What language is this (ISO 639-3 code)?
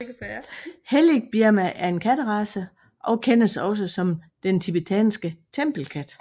dan